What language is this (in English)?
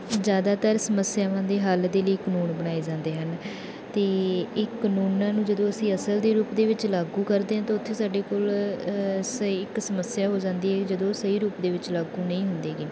Punjabi